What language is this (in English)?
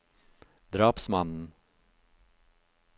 Norwegian